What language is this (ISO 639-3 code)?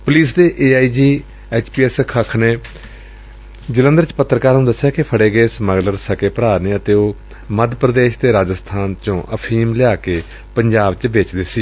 pan